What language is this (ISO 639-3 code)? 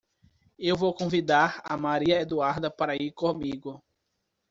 por